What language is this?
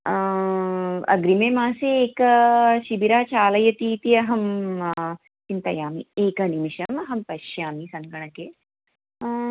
Sanskrit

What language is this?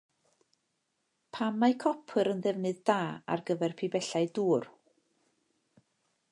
Welsh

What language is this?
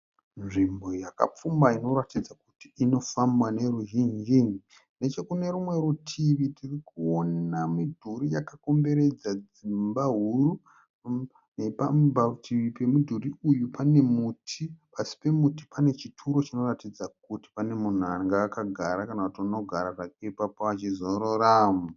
Shona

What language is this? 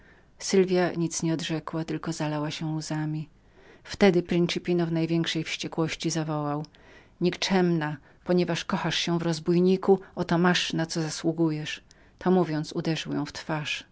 Polish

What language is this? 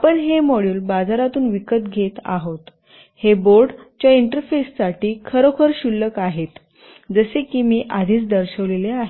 Marathi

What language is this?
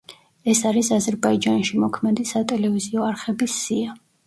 Georgian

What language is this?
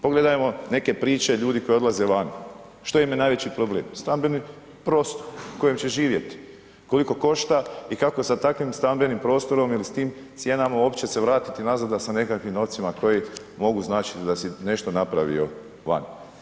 Croatian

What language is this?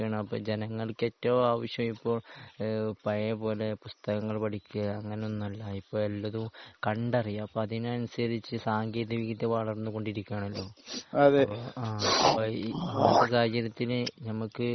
Malayalam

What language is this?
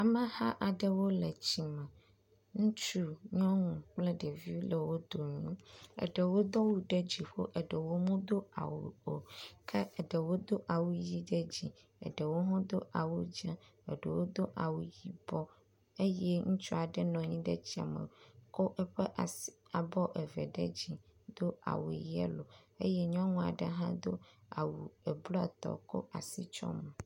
Ewe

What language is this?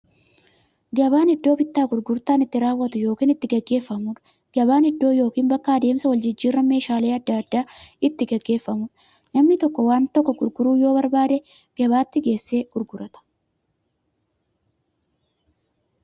Oromo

